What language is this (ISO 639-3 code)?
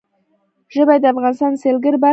pus